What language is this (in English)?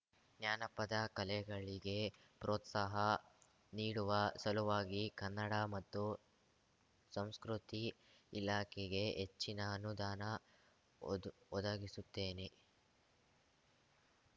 Kannada